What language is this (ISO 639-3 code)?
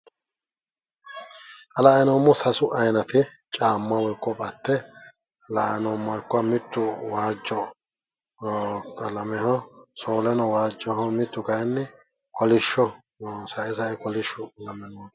sid